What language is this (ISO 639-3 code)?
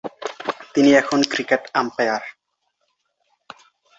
ben